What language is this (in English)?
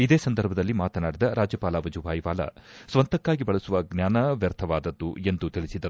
Kannada